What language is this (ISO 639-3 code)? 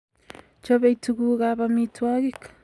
kln